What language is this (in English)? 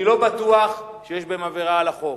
Hebrew